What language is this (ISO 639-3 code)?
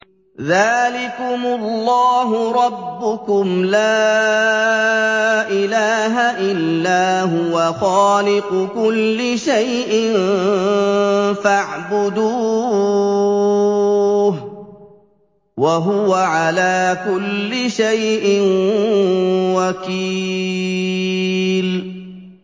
ara